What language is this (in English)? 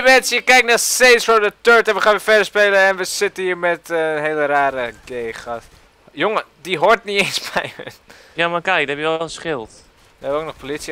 Dutch